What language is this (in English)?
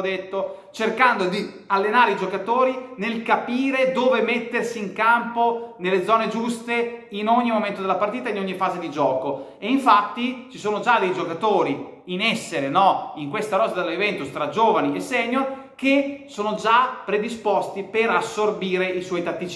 Italian